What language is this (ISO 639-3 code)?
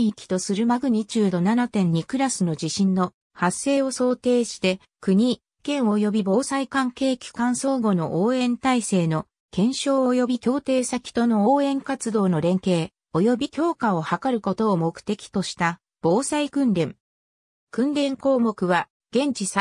jpn